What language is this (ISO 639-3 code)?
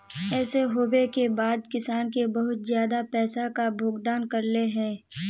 mag